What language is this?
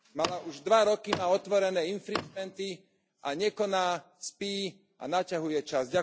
Slovak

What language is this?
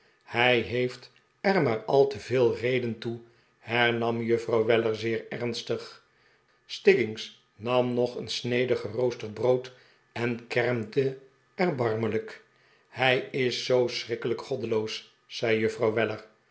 Dutch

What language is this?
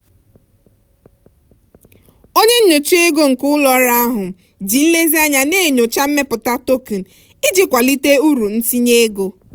Igbo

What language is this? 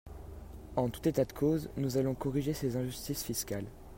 French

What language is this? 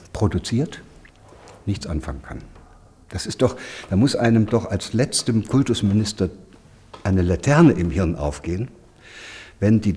German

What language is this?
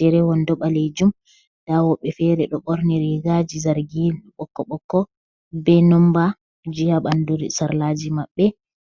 Fula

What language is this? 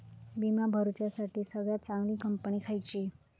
Marathi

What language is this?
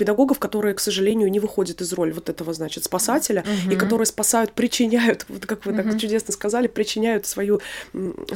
Russian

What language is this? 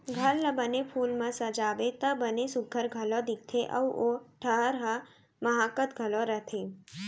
Chhattisgarhi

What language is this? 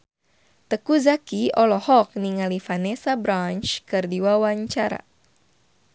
Sundanese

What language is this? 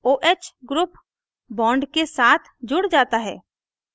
Hindi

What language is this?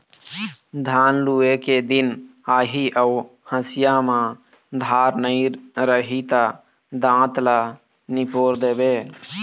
Chhattisgarhi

